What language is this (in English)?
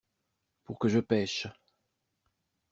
French